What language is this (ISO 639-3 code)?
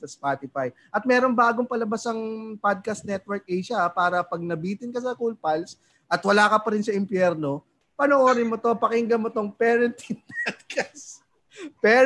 fil